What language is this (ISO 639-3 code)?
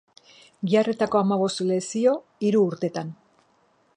eus